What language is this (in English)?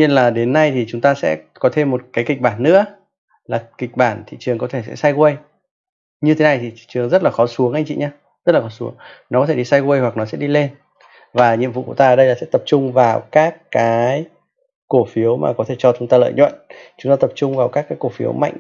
Vietnamese